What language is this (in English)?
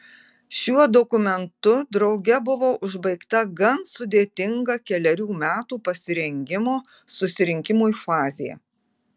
Lithuanian